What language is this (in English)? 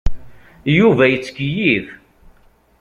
Kabyle